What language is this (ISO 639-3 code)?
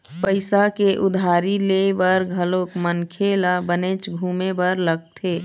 hne